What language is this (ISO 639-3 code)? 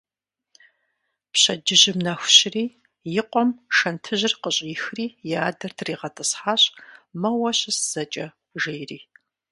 kbd